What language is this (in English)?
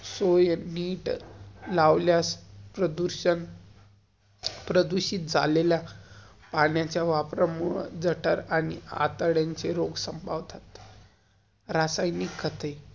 Marathi